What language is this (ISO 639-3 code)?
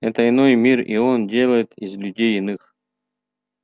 rus